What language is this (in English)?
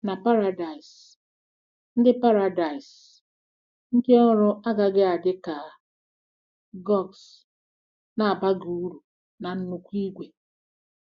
Igbo